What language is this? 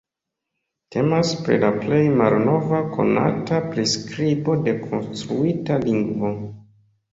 Esperanto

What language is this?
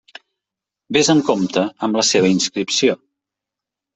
Catalan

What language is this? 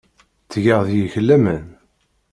Kabyle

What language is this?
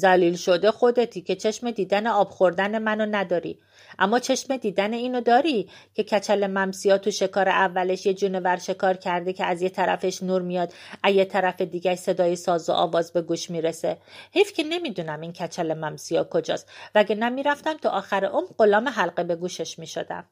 Persian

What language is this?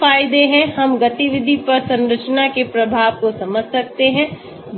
Hindi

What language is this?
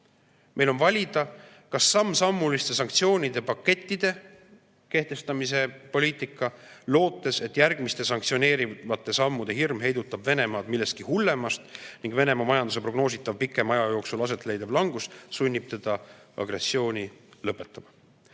Estonian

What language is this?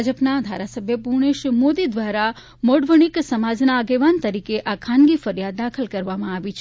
Gujarati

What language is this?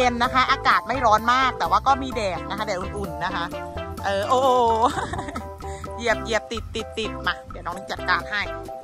Thai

